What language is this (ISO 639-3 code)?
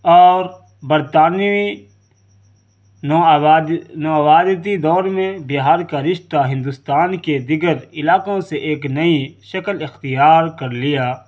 urd